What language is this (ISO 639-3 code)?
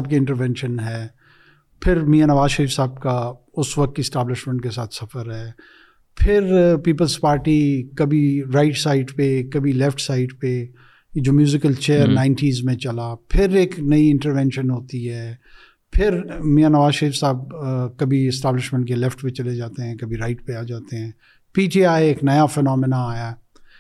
urd